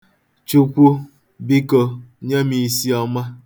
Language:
Igbo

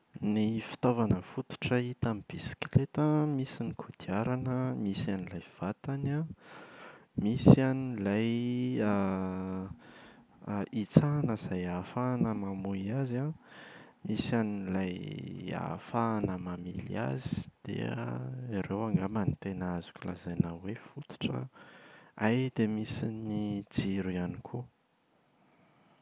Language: Malagasy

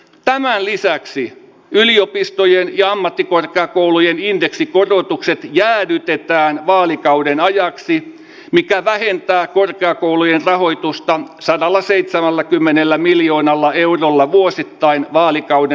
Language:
Finnish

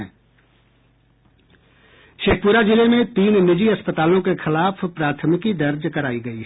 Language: Hindi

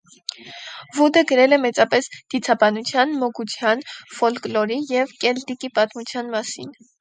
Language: Armenian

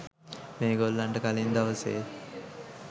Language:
Sinhala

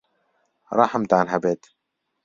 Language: Central Kurdish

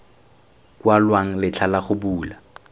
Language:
Tswana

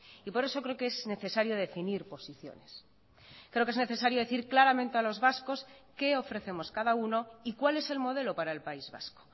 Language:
Spanish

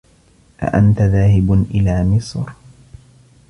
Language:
Arabic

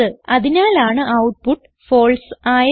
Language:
Malayalam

